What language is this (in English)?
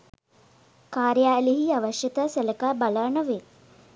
Sinhala